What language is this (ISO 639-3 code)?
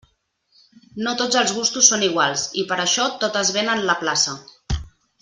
cat